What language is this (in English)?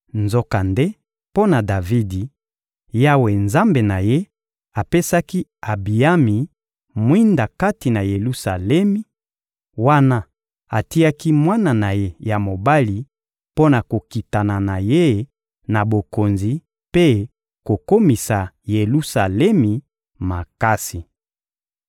Lingala